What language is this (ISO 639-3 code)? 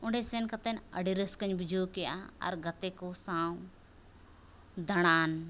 sat